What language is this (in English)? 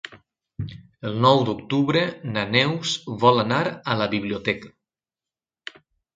Catalan